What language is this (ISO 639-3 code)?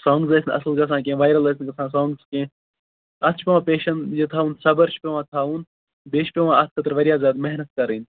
kas